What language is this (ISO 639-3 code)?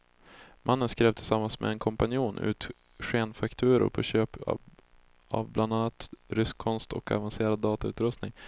swe